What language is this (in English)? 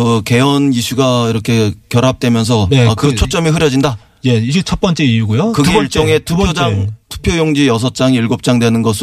Korean